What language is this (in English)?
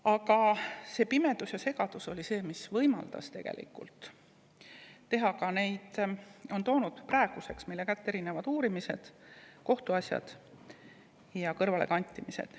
Estonian